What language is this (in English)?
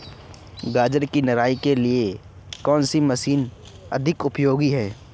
Hindi